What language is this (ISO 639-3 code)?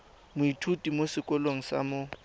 tsn